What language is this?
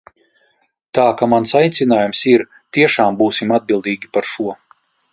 Latvian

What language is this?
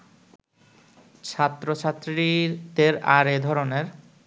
Bangla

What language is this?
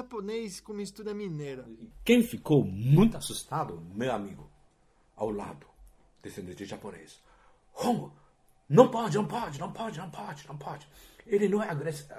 Portuguese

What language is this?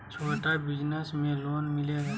Magahi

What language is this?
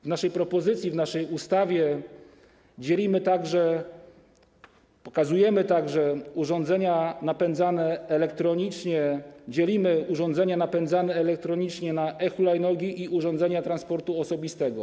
Polish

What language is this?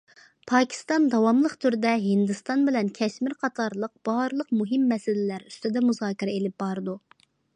Uyghur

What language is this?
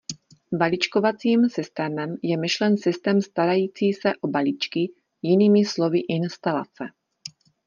Czech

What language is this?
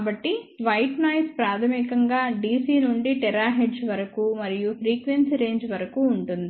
Telugu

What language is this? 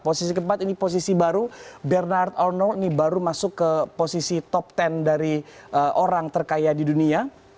Indonesian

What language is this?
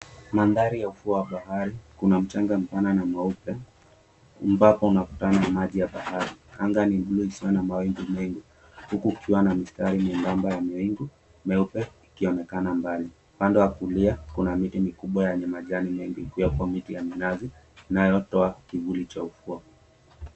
Swahili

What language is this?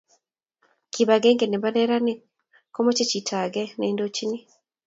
Kalenjin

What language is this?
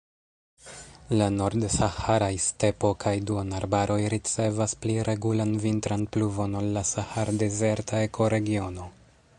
Esperanto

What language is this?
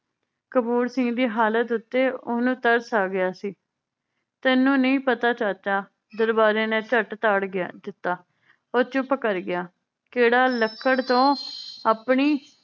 Punjabi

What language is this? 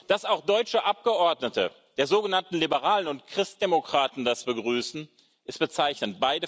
German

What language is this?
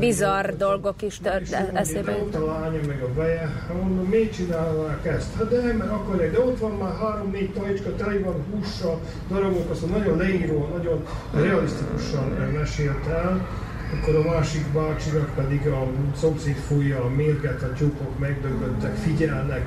Hungarian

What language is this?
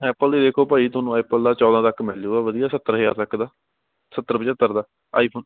Punjabi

